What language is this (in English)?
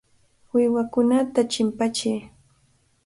Cajatambo North Lima Quechua